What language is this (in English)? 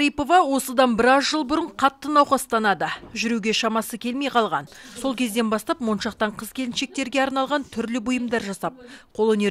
Turkish